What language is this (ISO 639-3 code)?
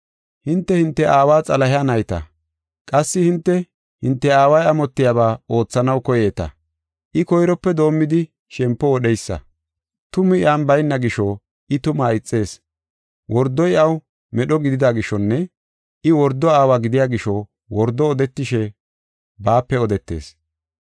gof